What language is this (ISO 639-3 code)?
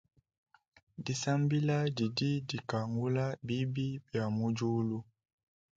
lua